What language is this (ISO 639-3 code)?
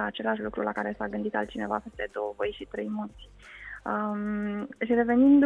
ron